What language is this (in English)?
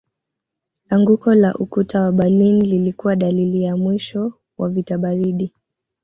Swahili